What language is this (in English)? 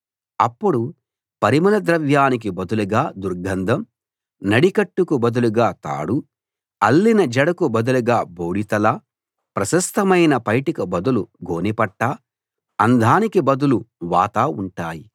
Telugu